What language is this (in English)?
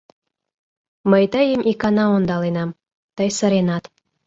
Mari